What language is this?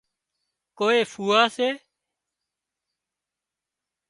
Wadiyara Koli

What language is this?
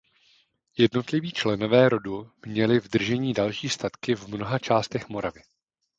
Czech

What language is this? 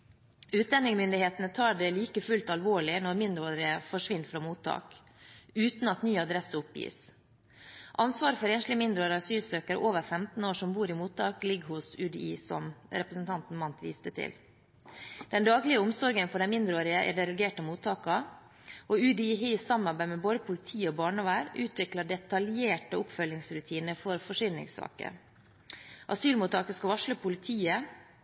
Norwegian Bokmål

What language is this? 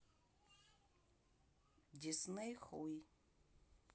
Russian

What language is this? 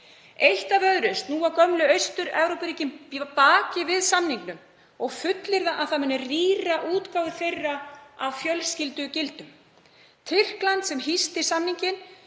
Icelandic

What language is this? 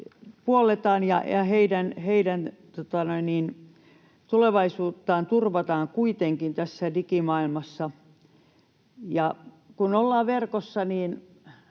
Finnish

